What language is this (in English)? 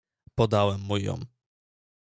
Polish